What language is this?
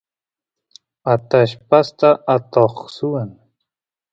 Santiago del Estero Quichua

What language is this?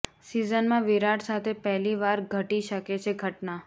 Gujarati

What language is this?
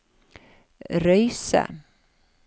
Norwegian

